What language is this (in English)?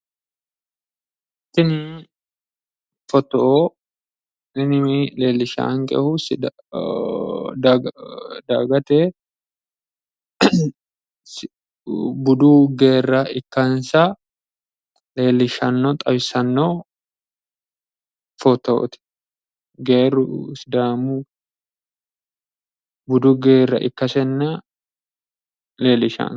Sidamo